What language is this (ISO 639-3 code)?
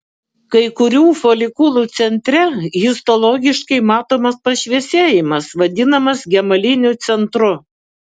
lit